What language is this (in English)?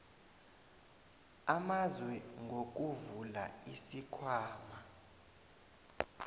South Ndebele